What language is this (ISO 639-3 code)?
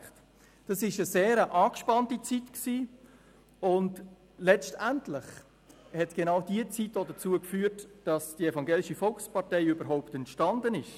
gsw